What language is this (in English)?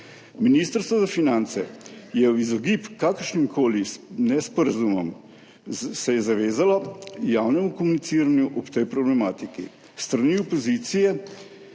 Slovenian